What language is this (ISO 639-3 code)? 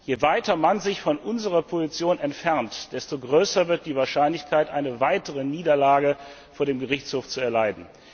deu